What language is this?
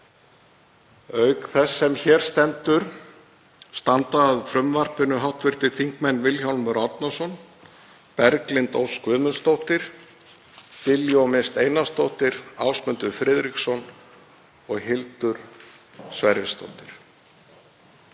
Icelandic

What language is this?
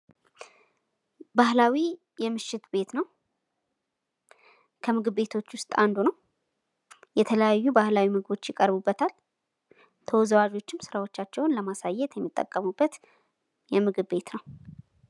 Amharic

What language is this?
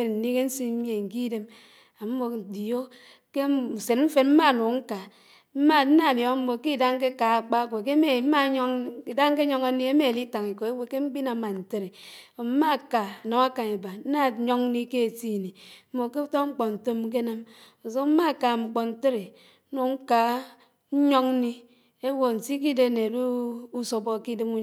Anaang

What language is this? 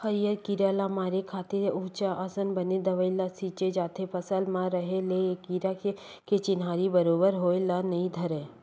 Chhattisgarhi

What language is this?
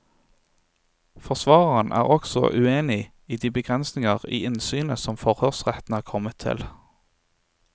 Norwegian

